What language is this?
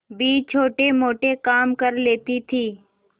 Hindi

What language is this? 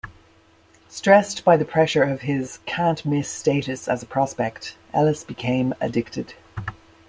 English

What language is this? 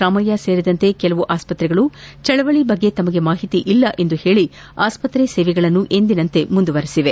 Kannada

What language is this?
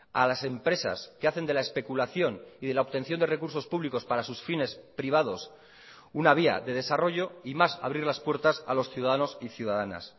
Spanish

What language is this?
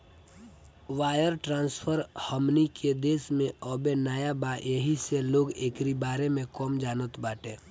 Bhojpuri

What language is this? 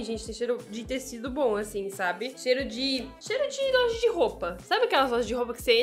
Portuguese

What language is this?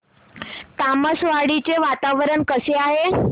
Marathi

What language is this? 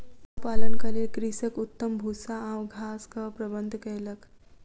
Maithili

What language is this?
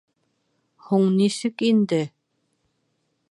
Bashkir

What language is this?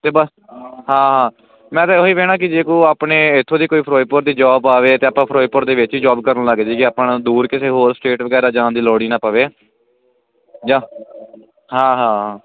Punjabi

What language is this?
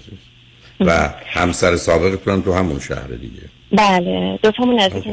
Persian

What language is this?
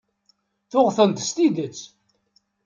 Kabyle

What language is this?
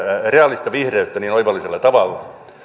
Finnish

